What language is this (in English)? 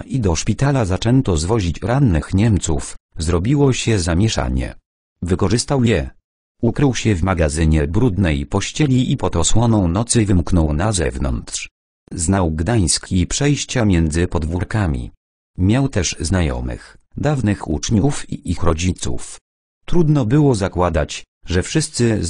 Polish